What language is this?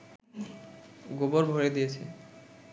Bangla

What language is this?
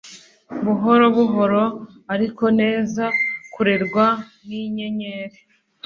Kinyarwanda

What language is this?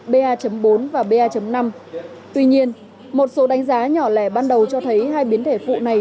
Vietnamese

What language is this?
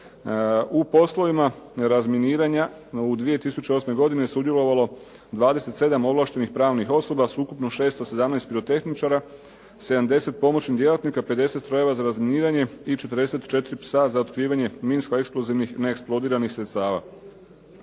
Croatian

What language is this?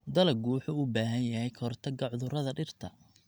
Somali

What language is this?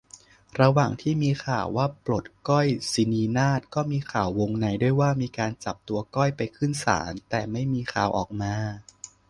Thai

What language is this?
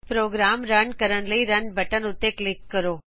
Punjabi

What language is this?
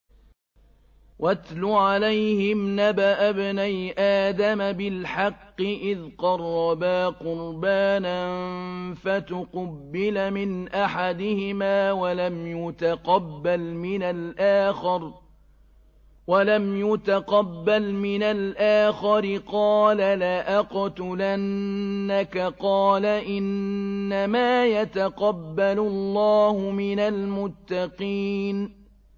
Arabic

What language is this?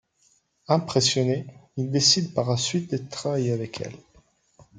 French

